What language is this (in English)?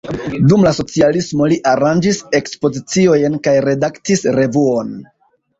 Esperanto